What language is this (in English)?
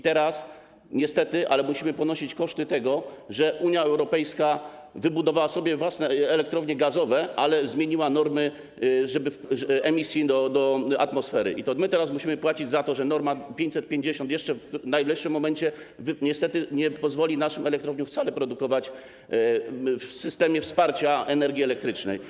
Polish